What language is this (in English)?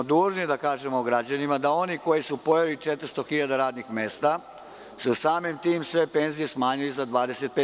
Serbian